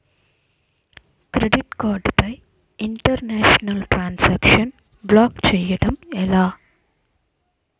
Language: Telugu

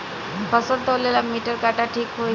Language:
Bhojpuri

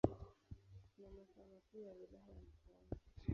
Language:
Swahili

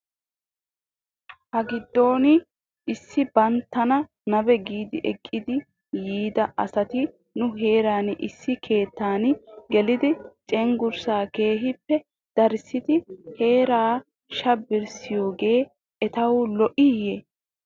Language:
Wolaytta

